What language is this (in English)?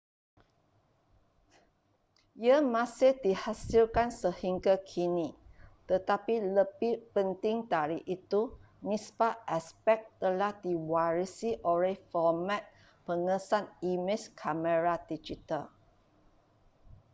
Malay